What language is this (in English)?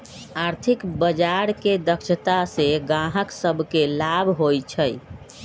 Magahi